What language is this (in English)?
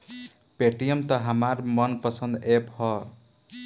Bhojpuri